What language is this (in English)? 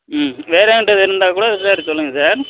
Tamil